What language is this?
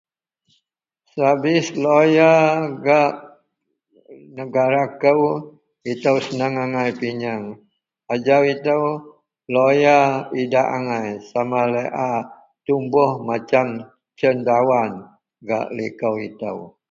Central Melanau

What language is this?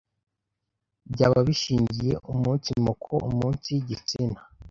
Kinyarwanda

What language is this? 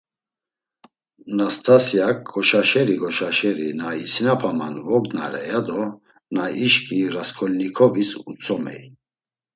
Laz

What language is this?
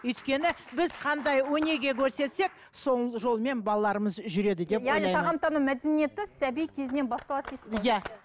Kazakh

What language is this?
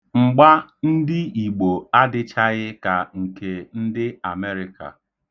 Igbo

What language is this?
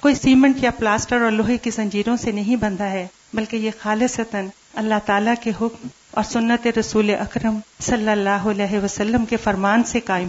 Urdu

